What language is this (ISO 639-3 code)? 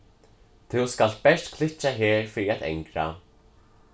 fao